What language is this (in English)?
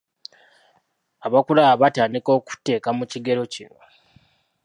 Ganda